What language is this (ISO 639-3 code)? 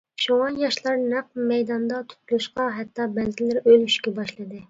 uig